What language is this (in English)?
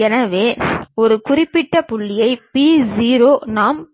Tamil